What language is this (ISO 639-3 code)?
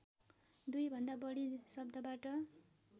nep